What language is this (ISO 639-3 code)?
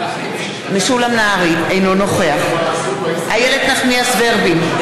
heb